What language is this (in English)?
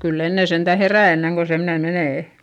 Finnish